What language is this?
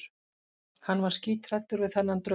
Icelandic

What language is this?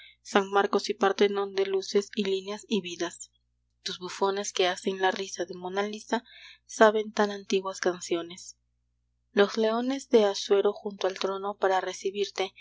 Spanish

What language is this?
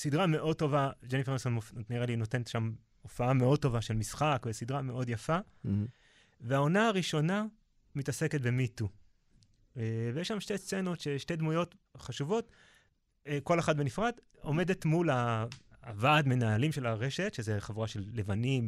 Hebrew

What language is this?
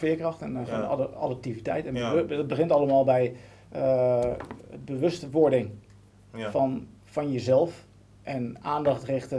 Dutch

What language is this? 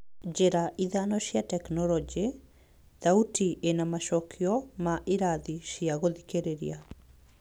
Kikuyu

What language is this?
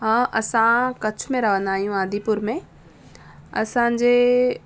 Sindhi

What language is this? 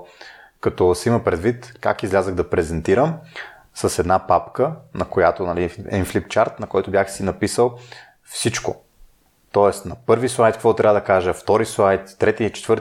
Bulgarian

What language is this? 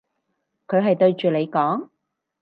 Cantonese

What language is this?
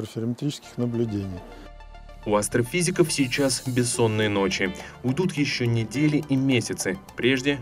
Russian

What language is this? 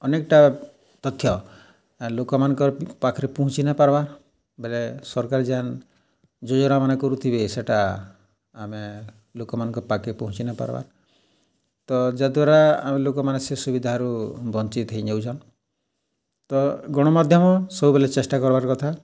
Odia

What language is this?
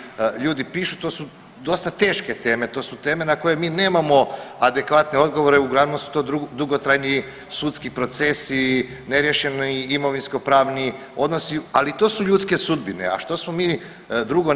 Croatian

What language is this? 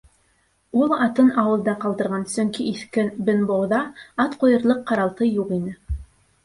Bashkir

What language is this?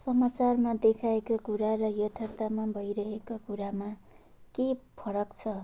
Nepali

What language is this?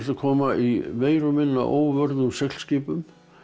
Icelandic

